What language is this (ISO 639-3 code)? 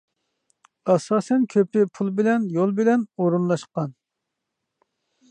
uig